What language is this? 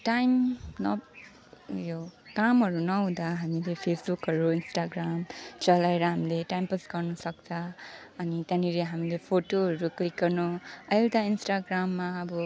Nepali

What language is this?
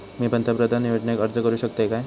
Marathi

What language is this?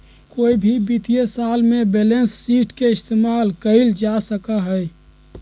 Magahi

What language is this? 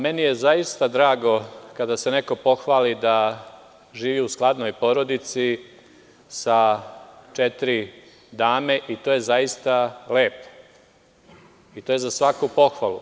Serbian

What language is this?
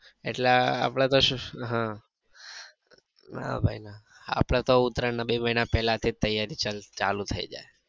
Gujarati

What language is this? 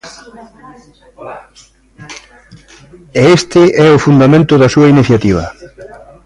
Galician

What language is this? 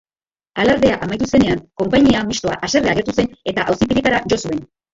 Basque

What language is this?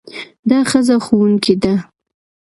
Pashto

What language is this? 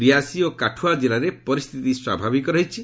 Odia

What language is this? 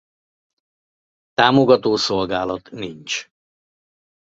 Hungarian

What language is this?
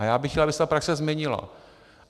Czech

